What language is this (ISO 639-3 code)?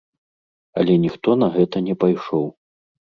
bel